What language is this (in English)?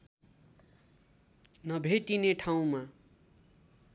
Nepali